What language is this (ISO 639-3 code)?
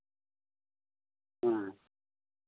sat